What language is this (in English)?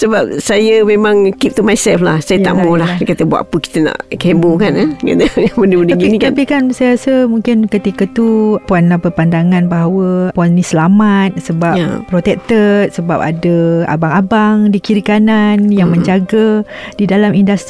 Malay